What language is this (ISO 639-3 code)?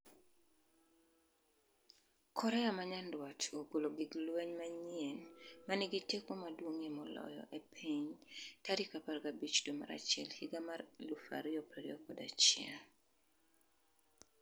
luo